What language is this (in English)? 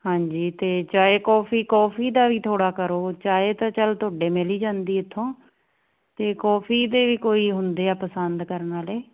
Punjabi